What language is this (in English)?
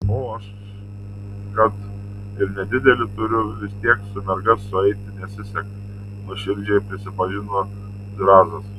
Lithuanian